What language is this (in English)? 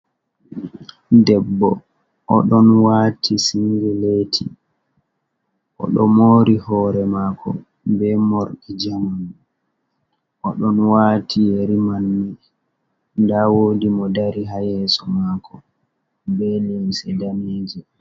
Fula